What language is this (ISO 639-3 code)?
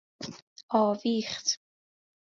fas